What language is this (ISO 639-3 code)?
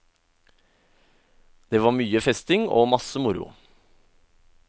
nor